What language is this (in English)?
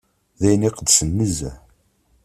Kabyle